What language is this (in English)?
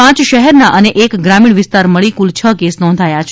Gujarati